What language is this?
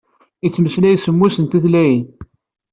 Kabyle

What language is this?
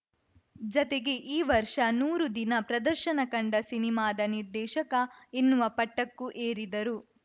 Kannada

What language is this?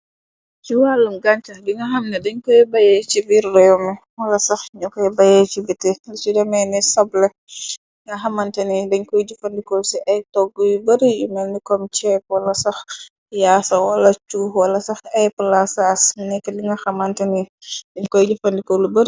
Wolof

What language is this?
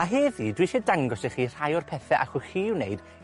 Welsh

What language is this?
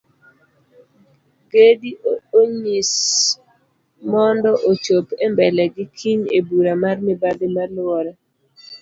Luo (Kenya and Tanzania)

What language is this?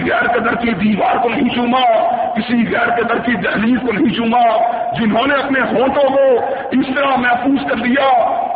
Urdu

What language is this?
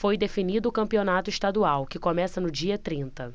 Portuguese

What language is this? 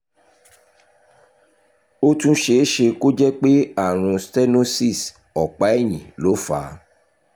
Yoruba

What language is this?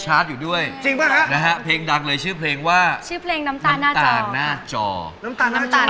Thai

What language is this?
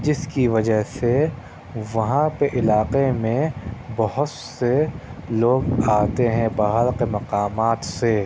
Urdu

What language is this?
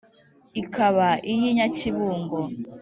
Kinyarwanda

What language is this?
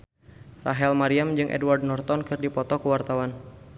Sundanese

